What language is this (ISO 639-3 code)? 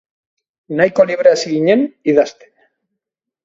eus